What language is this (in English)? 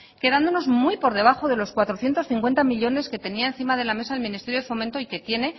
Spanish